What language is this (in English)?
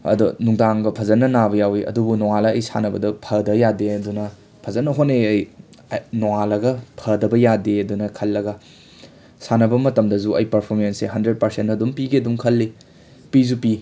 Manipuri